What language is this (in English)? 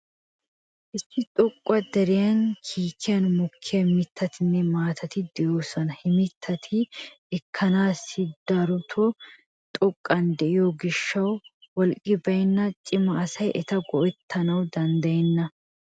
Wolaytta